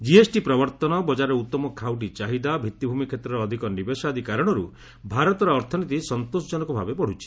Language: Odia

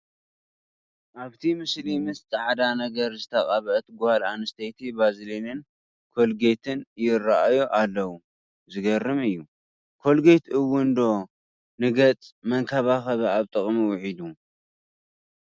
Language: Tigrinya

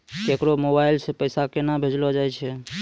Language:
Maithili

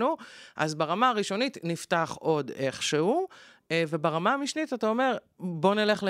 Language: Hebrew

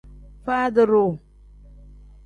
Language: Tem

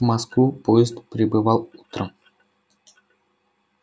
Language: Russian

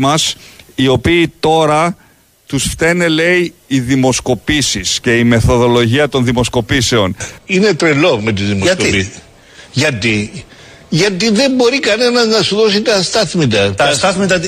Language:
Greek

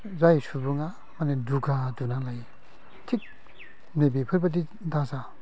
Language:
Bodo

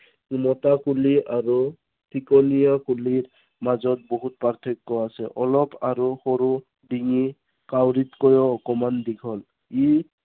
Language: Assamese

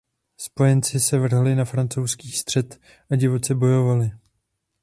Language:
Czech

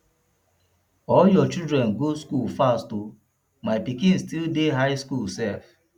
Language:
Nigerian Pidgin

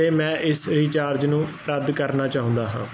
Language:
Punjabi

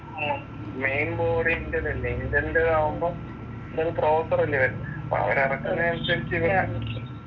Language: Malayalam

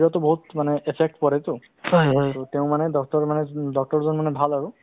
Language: Assamese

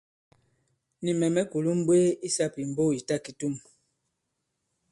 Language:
Bankon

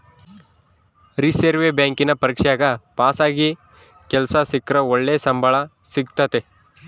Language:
Kannada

